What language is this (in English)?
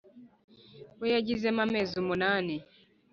Kinyarwanda